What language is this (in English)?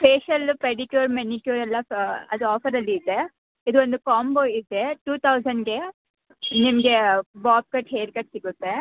Kannada